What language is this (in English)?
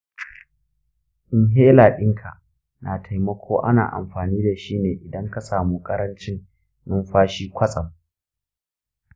Hausa